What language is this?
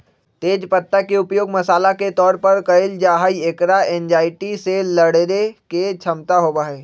Magahi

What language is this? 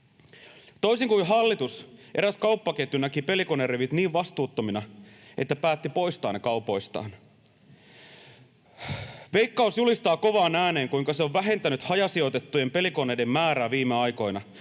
Finnish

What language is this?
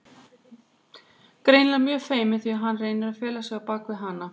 Icelandic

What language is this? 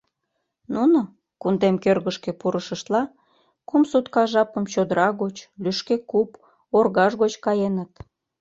Mari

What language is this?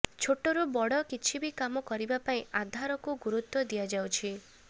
Odia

